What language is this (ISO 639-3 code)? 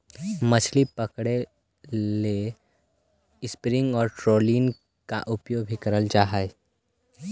mag